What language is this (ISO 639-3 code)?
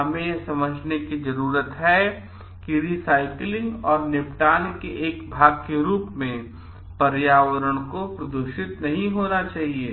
hin